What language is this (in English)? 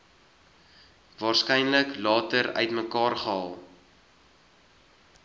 Afrikaans